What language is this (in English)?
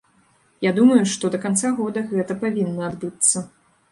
Belarusian